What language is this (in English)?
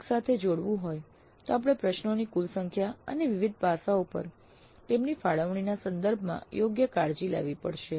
Gujarati